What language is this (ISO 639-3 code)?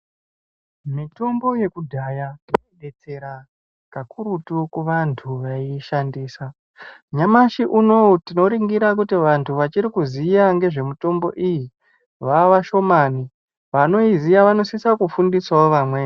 ndc